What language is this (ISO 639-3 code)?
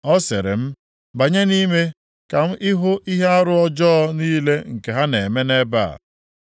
ibo